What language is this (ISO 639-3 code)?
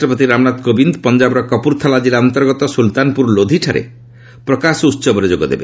ori